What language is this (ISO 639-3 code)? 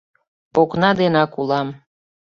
chm